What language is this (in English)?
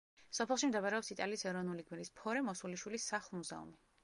Georgian